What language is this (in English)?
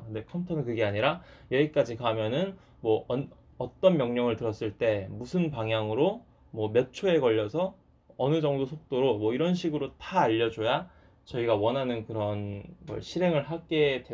Korean